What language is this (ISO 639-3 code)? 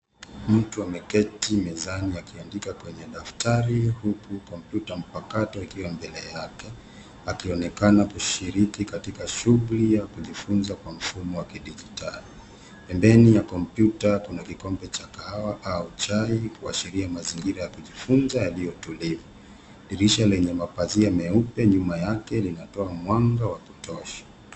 swa